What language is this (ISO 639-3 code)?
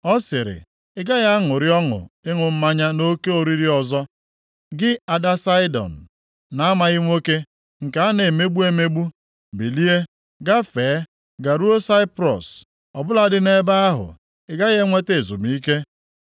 ibo